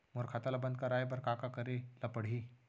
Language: Chhattisgarhi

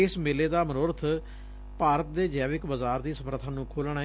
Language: Punjabi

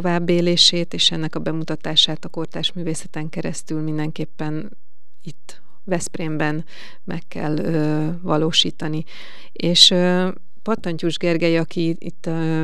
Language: Hungarian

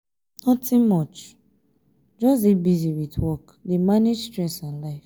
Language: Nigerian Pidgin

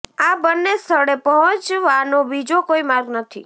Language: Gujarati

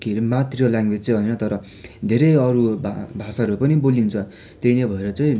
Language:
Nepali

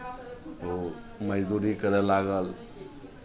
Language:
Maithili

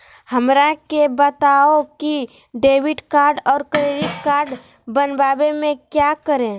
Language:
Magahi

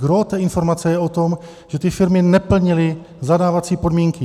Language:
Czech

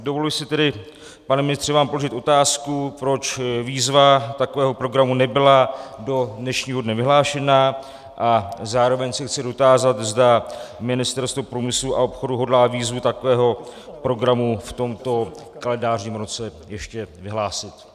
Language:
Czech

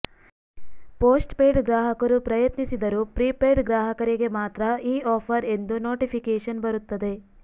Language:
Kannada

